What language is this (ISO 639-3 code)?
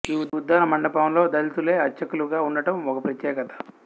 tel